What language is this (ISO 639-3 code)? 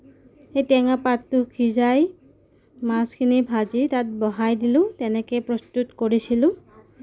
asm